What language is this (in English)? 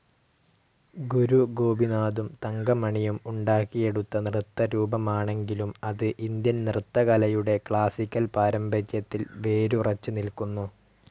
Malayalam